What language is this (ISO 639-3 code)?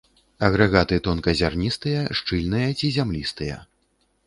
bel